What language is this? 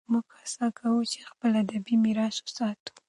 Pashto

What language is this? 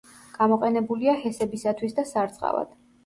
Georgian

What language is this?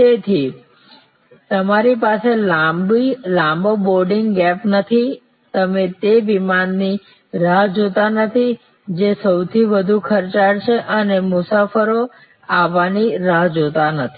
Gujarati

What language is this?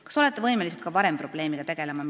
Estonian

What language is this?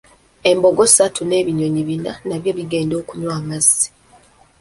Ganda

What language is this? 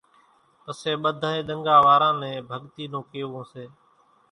Kachi Koli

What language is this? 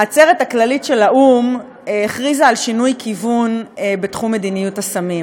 Hebrew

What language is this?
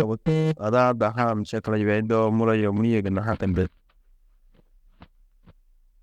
Tedaga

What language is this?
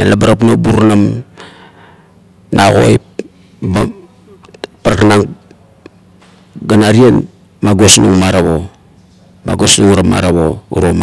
Kuot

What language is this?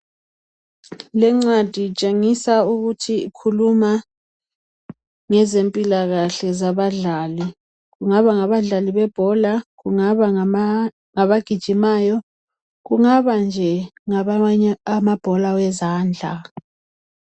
North Ndebele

